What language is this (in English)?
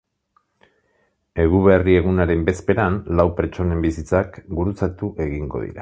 Basque